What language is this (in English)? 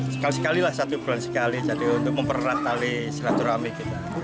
Indonesian